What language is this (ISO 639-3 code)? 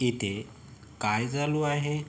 mar